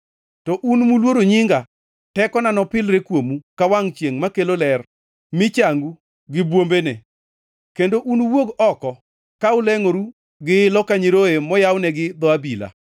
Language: Luo (Kenya and Tanzania)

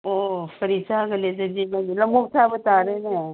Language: Manipuri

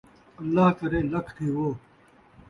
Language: Saraiki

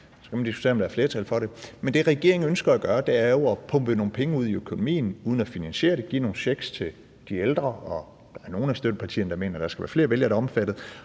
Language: Danish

